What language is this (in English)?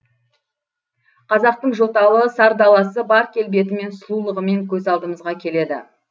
Kazakh